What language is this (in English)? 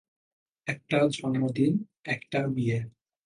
Bangla